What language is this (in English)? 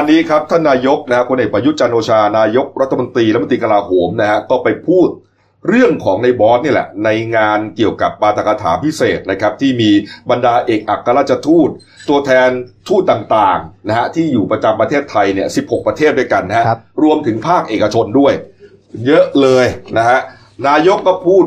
Thai